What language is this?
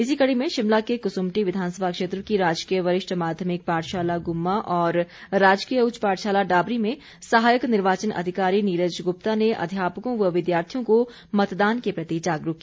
Hindi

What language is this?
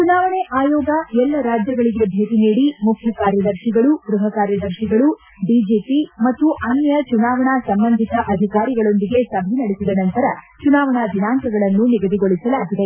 Kannada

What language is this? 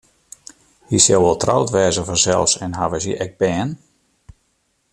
Western Frisian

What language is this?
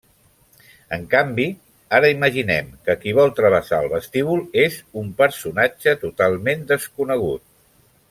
Catalan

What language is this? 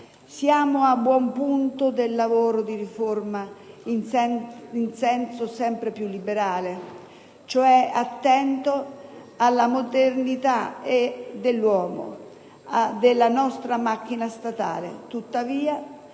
Italian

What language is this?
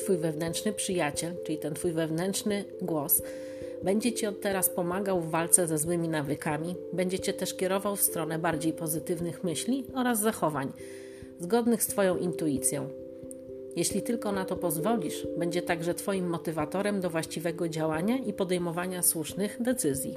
Polish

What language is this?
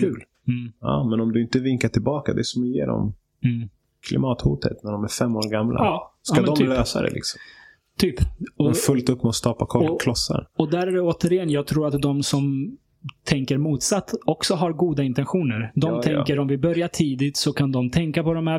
Swedish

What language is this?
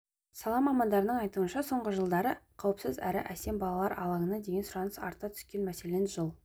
Kazakh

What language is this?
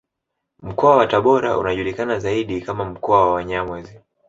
Swahili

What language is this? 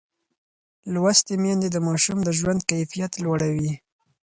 Pashto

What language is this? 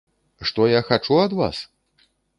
Belarusian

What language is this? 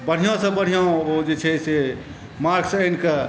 Maithili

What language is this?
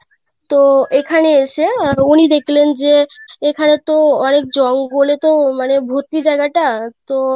Bangla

